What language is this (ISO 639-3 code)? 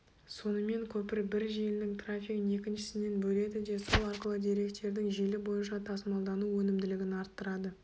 kaz